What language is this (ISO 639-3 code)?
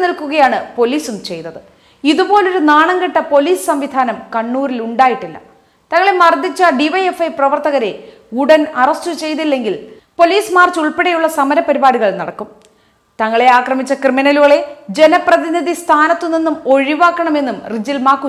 hin